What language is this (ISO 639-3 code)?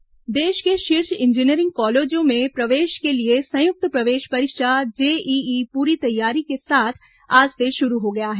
hin